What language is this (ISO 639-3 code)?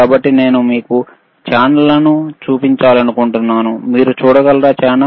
tel